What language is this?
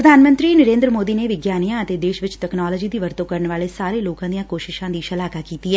Punjabi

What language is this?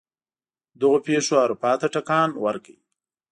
Pashto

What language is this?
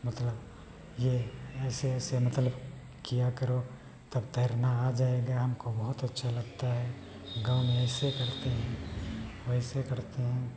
Hindi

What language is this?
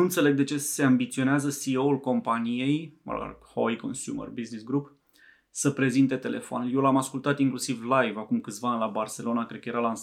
Romanian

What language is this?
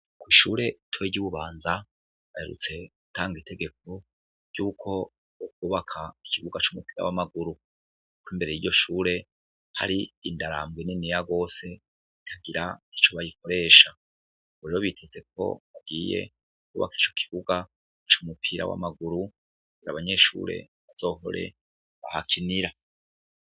Rundi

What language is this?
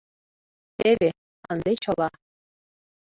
Mari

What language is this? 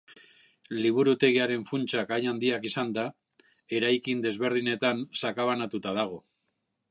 Basque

